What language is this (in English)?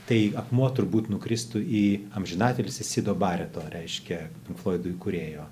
Lithuanian